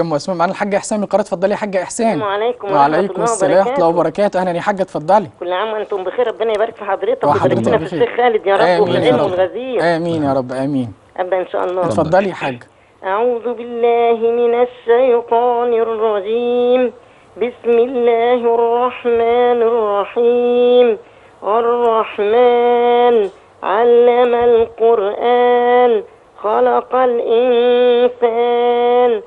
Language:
Arabic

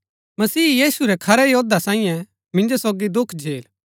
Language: Gaddi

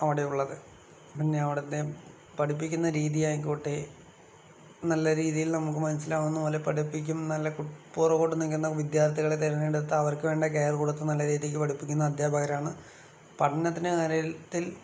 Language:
Malayalam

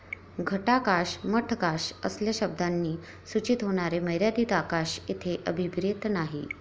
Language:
Marathi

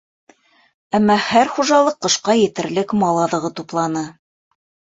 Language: Bashkir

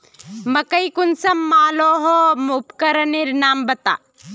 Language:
Magahi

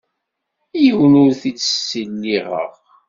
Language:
Kabyle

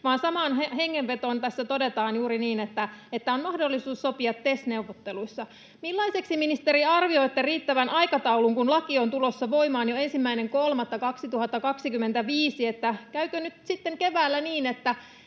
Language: Finnish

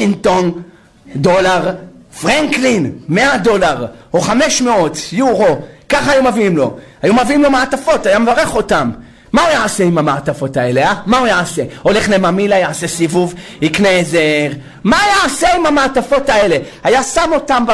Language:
Hebrew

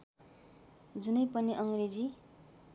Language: Nepali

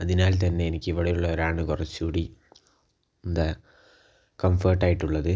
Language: Malayalam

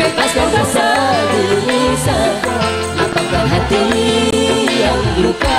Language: Indonesian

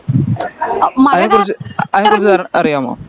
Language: Malayalam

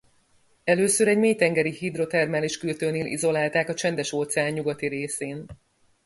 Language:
Hungarian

